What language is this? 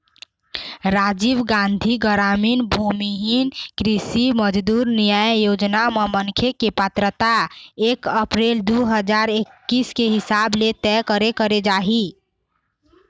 Chhattisgarhi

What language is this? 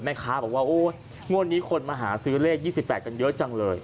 Thai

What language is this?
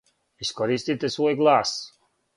Serbian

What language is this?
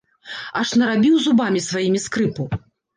Belarusian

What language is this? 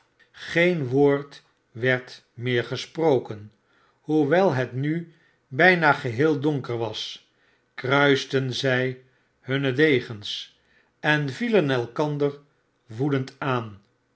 Dutch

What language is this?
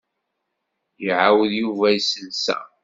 Kabyle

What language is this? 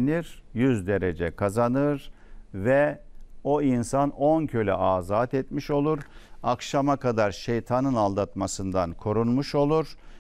Turkish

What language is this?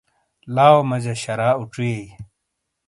Shina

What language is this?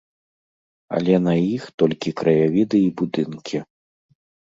Belarusian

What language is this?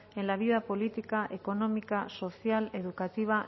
Spanish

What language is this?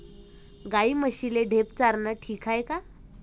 Marathi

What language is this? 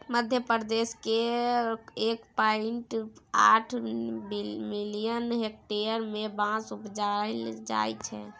Maithili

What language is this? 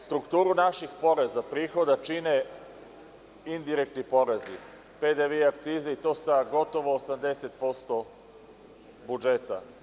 Serbian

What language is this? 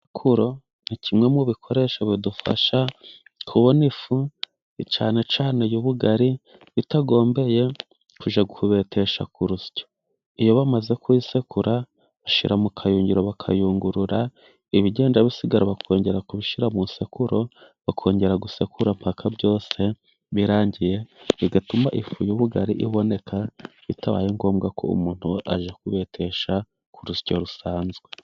Kinyarwanda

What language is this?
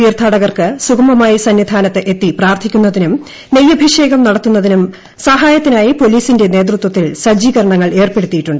Malayalam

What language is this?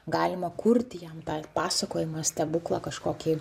Lithuanian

